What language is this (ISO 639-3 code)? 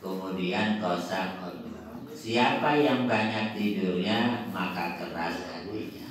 ind